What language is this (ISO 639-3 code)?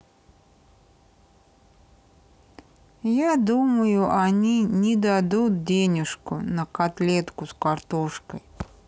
rus